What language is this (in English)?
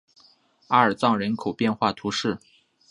Chinese